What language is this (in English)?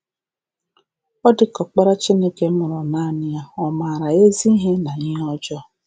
Igbo